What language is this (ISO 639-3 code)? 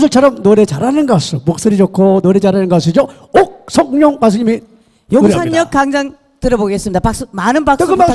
kor